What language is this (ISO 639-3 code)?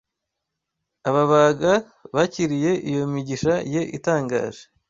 kin